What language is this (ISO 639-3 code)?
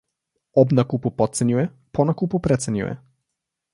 slv